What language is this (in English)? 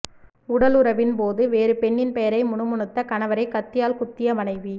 Tamil